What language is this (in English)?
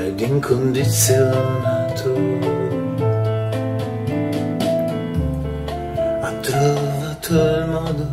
Italian